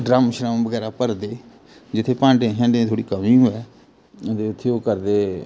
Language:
Dogri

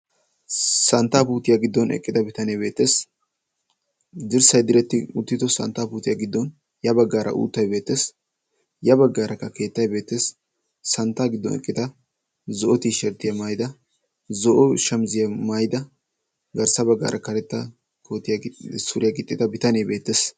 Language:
Wolaytta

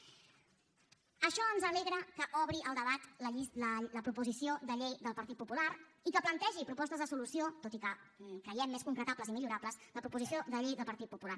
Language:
Catalan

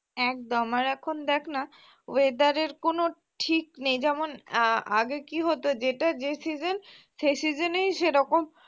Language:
Bangla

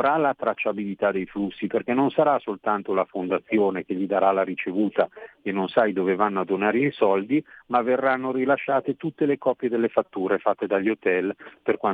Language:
Italian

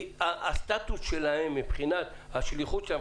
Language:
Hebrew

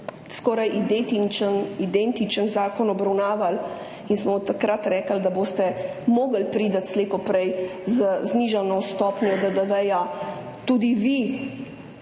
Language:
Slovenian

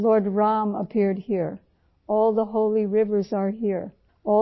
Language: Urdu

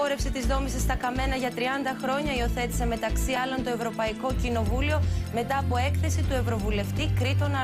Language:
Greek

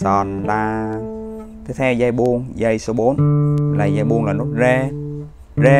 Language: Vietnamese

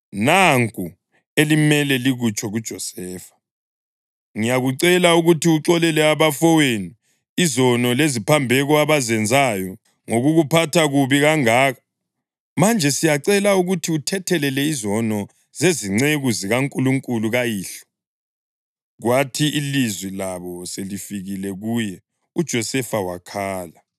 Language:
North Ndebele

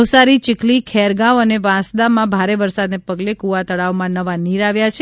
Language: Gujarati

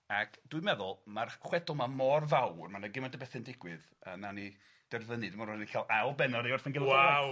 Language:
Welsh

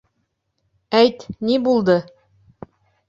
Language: Bashkir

